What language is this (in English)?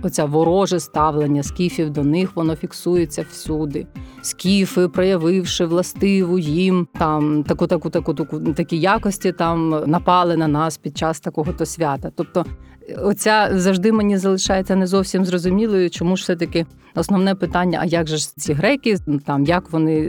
Ukrainian